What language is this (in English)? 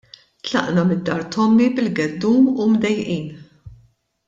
Maltese